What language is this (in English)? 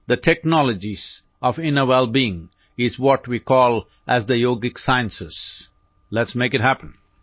Punjabi